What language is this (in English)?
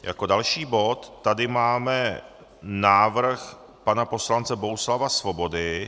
Czech